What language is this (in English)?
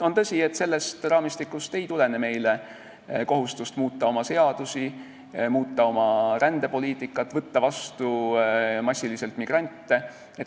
Estonian